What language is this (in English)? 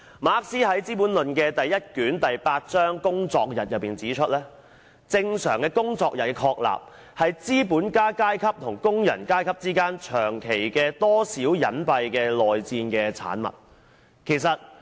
Cantonese